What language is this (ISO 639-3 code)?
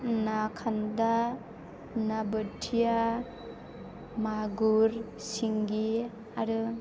brx